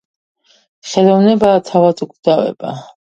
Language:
Georgian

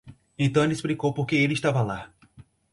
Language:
Portuguese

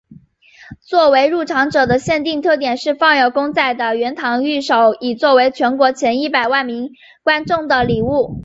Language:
Chinese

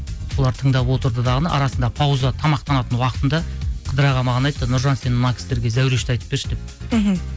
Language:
Kazakh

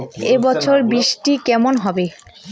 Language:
Bangla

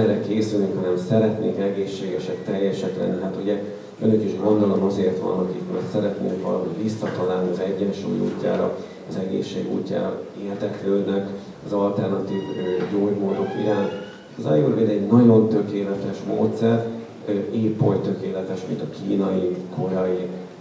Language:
Hungarian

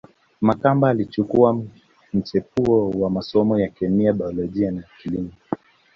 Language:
Swahili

